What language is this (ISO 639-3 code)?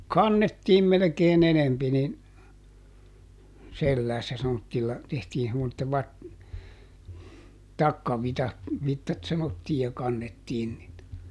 fin